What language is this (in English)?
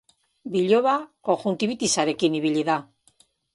Basque